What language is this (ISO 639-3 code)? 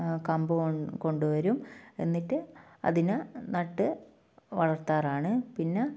mal